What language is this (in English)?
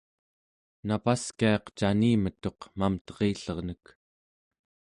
Central Yupik